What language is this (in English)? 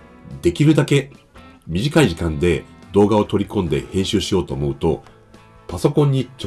Japanese